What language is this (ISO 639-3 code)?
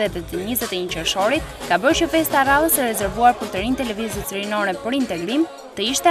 ron